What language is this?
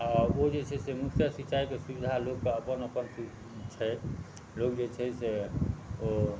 Maithili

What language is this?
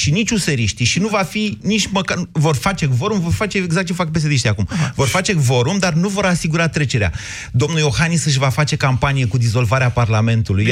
Romanian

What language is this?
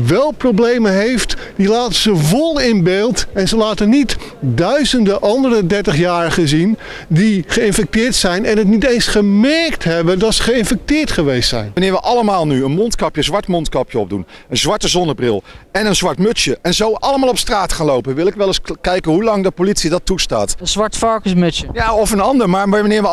Dutch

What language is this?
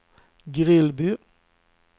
Swedish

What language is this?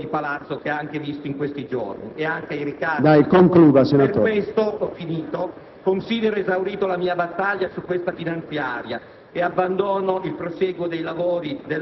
Italian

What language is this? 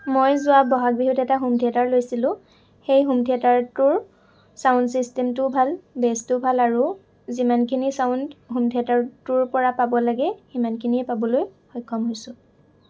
Assamese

